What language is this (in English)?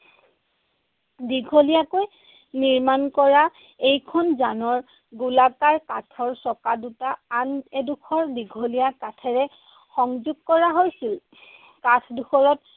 Assamese